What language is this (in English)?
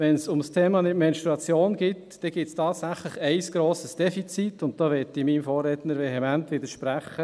Swiss German